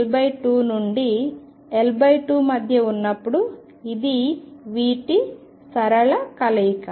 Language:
Telugu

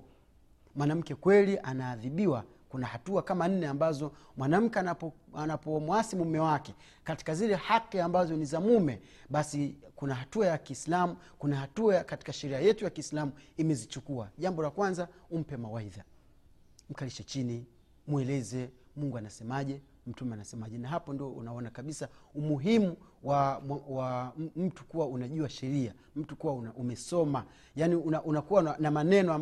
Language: Swahili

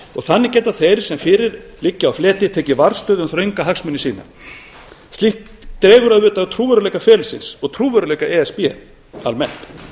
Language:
Icelandic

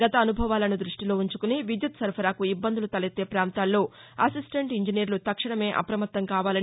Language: Telugu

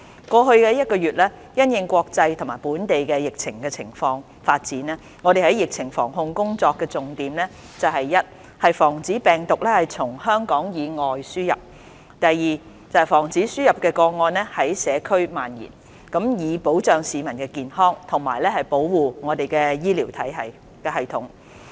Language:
Cantonese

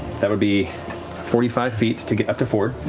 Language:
English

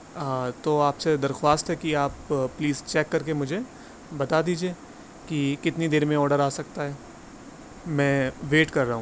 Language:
Urdu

